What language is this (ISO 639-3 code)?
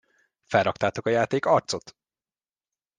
hun